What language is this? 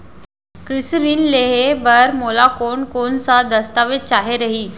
Chhattisgarhi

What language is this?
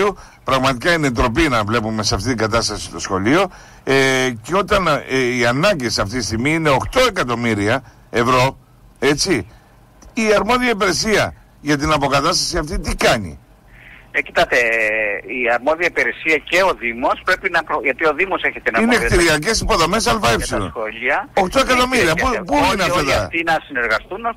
Greek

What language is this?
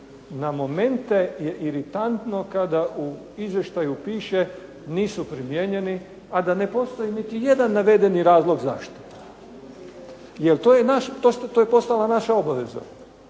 Croatian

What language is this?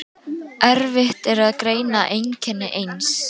Icelandic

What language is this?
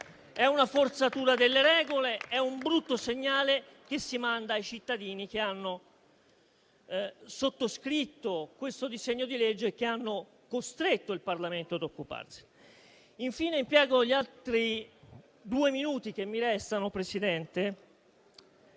Italian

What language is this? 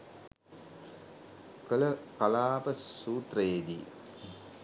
Sinhala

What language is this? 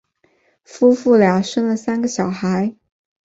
Chinese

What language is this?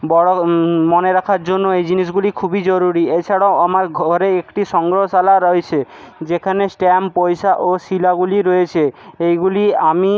Bangla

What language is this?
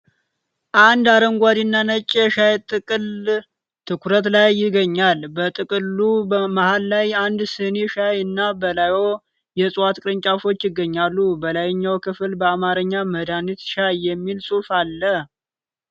Amharic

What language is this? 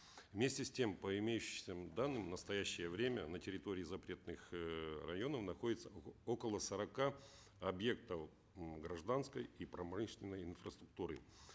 Kazakh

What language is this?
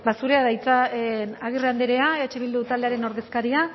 Basque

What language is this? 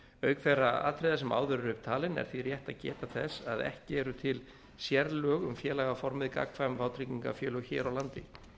Icelandic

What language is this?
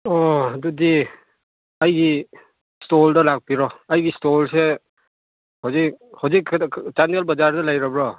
Manipuri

